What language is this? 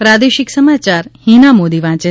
Gujarati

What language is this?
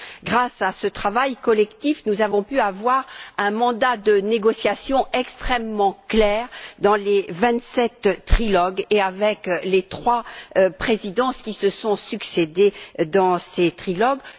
French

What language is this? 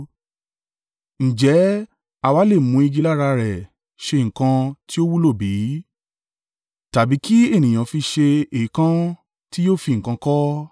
Yoruba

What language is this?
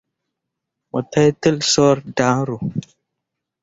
Mundang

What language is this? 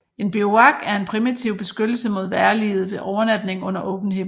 Danish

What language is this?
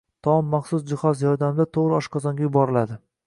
Uzbek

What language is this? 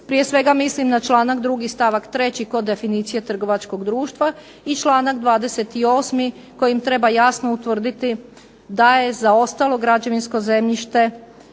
Croatian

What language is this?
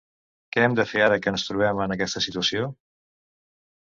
Catalan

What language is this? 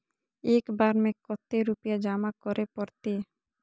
Magahi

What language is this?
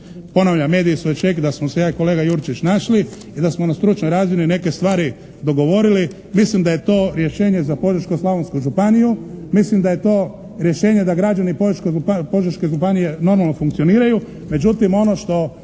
Croatian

